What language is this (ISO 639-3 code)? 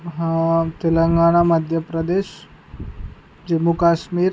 tel